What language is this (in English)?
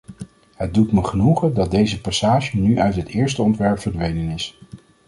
Dutch